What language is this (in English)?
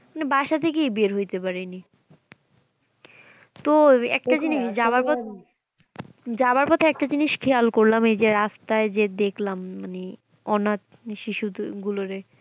Bangla